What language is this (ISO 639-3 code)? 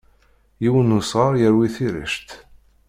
kab